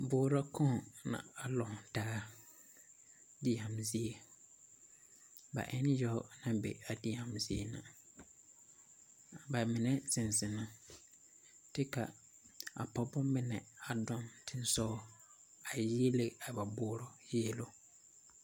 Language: Southern Dagaare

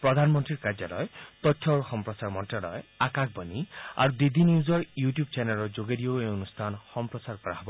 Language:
Assamese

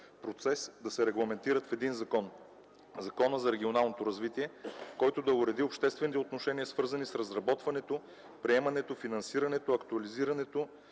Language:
Bulgarian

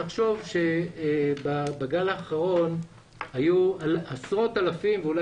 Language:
Hebrew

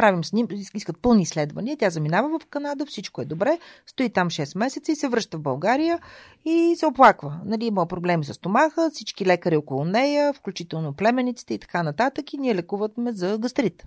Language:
Bulgarian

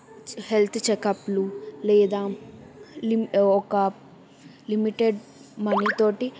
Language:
Telugu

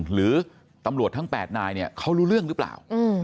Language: Thai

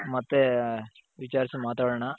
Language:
Kannada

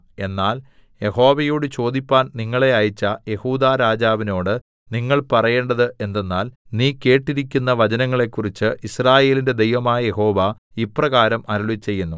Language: Malayalam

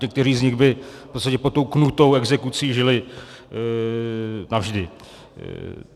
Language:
Czech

